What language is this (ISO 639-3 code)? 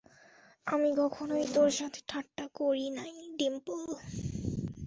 ben